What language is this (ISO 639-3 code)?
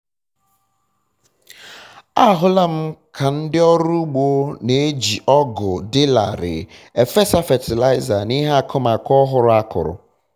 ibo